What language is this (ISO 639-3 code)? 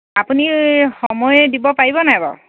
asm